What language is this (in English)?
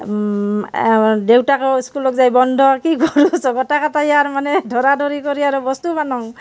Assamese